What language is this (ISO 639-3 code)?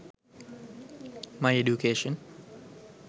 sin